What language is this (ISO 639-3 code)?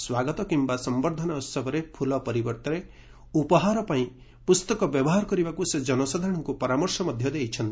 ori